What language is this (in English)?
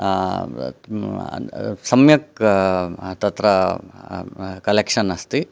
Sanskrit